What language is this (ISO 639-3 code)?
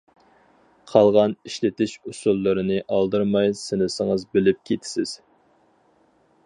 uig